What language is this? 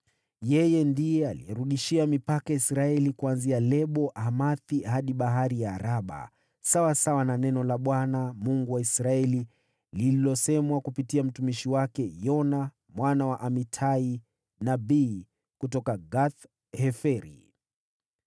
Swahili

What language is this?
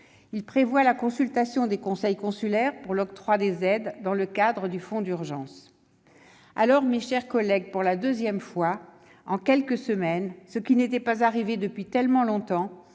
French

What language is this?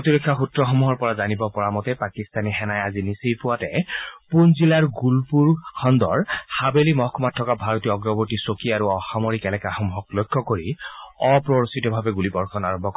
Assamese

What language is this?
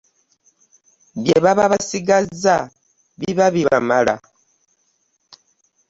Ganda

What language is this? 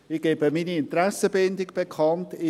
Swiss German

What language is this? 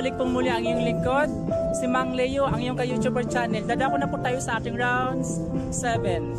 Filipino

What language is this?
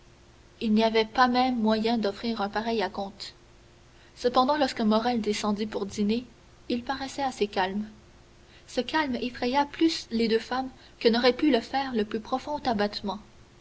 French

